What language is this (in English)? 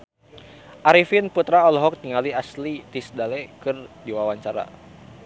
Sundanese